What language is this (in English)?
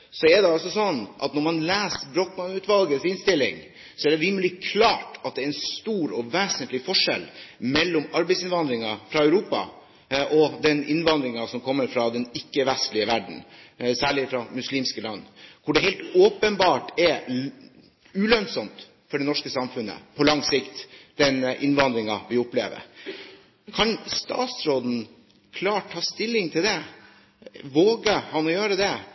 Norwegian Bokmål